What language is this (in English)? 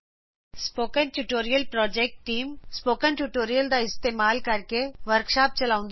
Punjabi